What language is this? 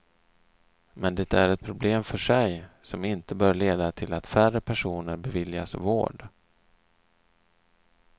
Swedish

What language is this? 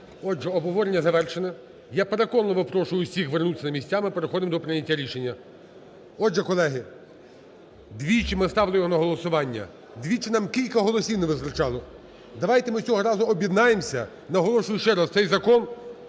Ukrainian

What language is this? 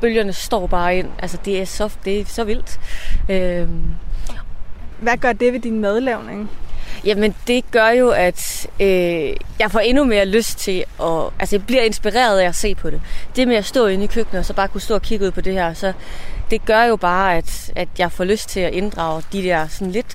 Danish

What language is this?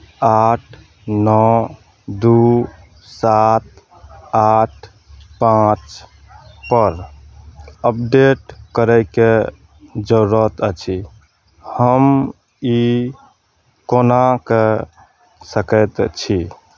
Maithili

